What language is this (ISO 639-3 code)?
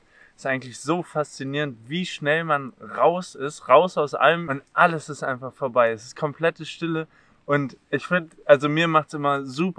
deu